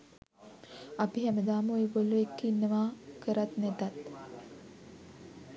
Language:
Sinhala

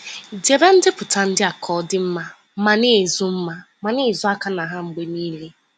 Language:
Igbo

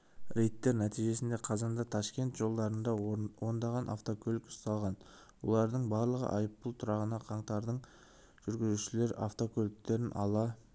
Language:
Kazakh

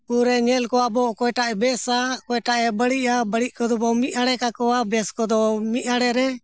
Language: Santali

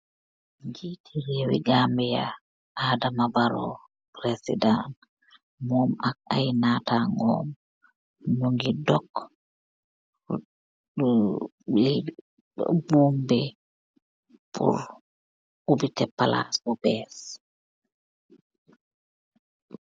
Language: Wolof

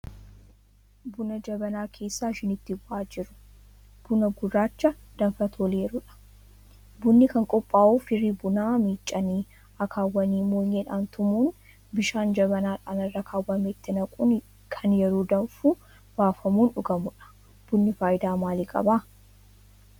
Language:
Oromo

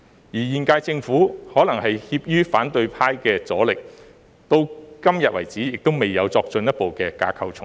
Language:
Cantonese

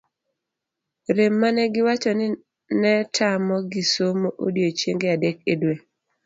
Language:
Luo (Kenya and Tanzania)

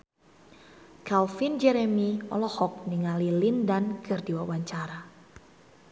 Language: Sundanese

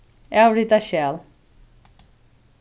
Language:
Faroese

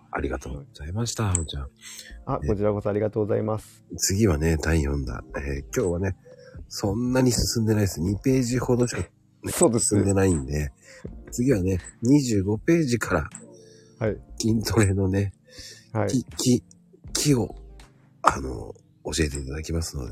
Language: Japanese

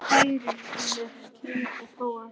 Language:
Icelandic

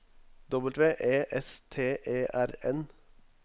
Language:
Norwegian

